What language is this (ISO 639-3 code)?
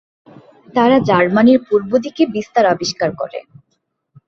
ben